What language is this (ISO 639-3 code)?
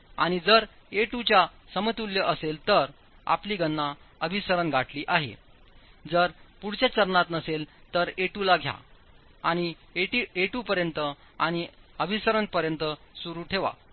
mar